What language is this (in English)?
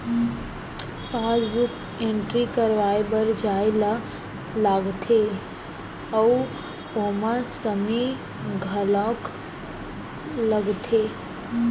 Chhattisgarhi